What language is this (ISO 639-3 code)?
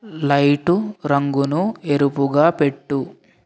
tel